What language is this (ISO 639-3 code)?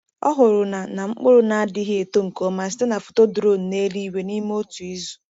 ibo